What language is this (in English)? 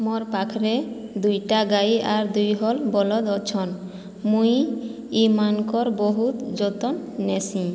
Odia